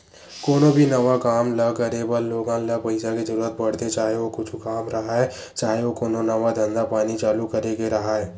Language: Chhattisgarhi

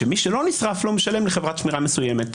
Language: Hebrew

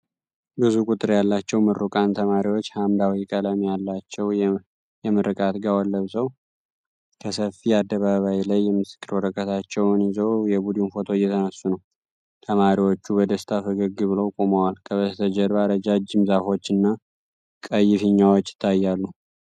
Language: Amharic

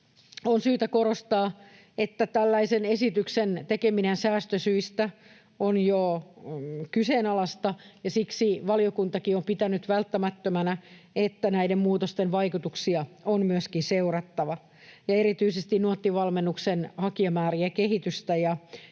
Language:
Finnish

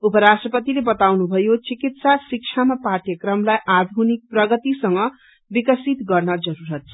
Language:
Nepali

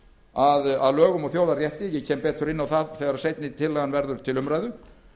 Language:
Icelandic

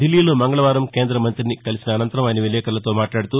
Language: Telugu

